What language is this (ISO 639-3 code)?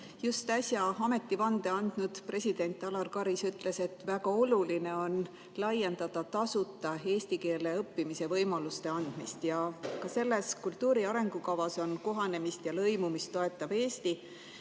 est